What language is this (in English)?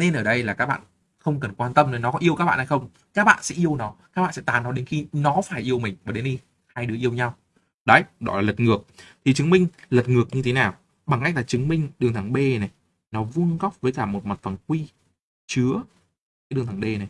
Vietnamese